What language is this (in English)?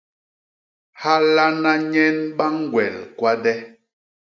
Basaa